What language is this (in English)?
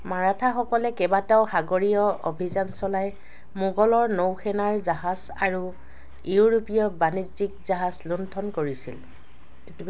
Assamese